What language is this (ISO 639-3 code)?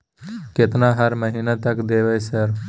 mai